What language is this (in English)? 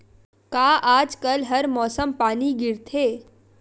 Chhattisgarhi